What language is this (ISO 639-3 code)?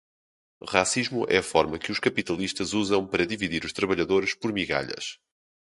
por